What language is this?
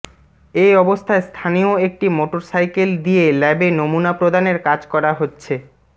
Bangla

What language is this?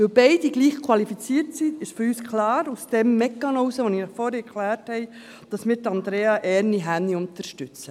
Swiss German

